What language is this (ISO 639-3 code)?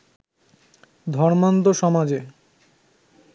ben